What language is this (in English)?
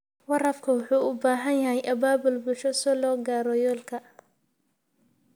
Somali